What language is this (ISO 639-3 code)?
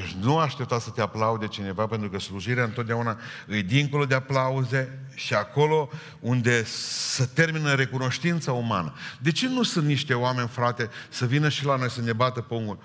ron